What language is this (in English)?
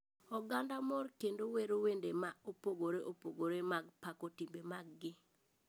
Luo (Kenya and Tanzania)